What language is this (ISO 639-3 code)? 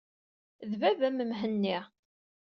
kab